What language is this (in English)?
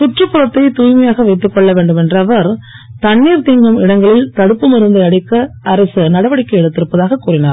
Tamil